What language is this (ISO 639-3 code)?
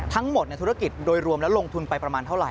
tha